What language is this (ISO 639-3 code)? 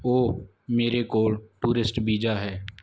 pan